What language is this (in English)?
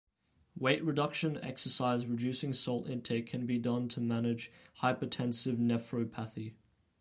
English